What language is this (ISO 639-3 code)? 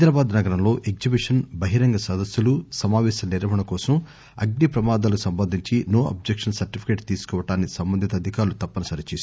tel